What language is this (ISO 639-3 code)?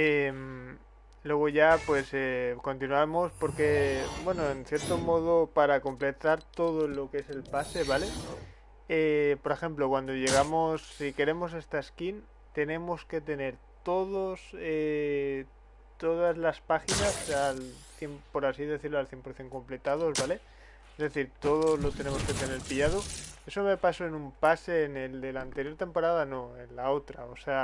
spa